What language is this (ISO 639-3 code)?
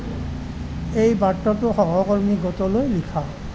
asm